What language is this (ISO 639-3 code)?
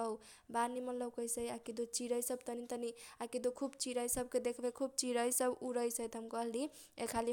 thq